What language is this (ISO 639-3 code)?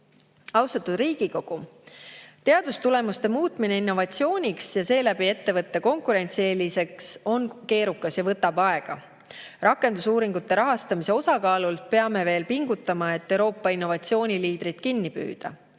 est